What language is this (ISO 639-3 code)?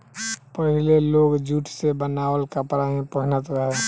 bho